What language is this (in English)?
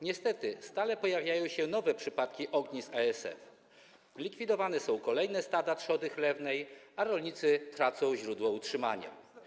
Polish